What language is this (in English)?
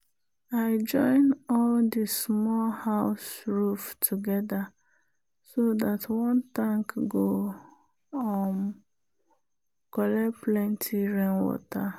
Nigerian Pidgin